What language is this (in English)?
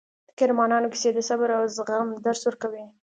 Pashto